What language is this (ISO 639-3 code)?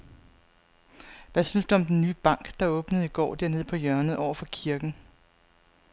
dan